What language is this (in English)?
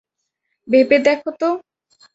Bangla